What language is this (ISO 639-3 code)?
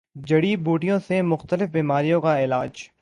urd